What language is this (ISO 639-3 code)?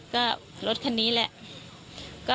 tha